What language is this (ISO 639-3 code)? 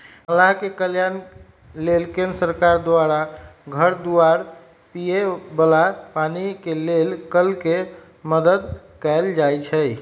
mag